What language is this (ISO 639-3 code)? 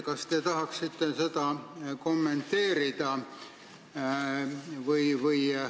est